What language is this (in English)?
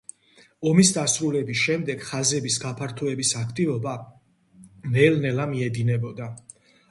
Georgian